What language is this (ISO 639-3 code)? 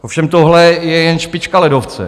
ces